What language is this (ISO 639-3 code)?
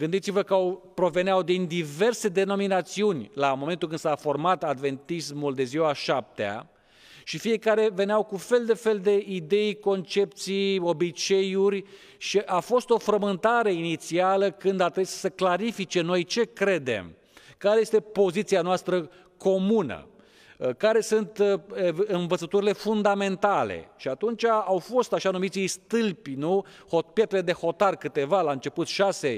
ron